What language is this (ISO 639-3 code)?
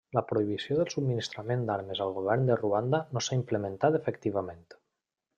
cat